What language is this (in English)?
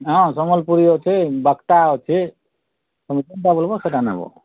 Odia